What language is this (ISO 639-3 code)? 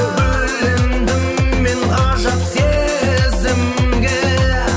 kaz